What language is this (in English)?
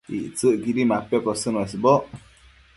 Matsés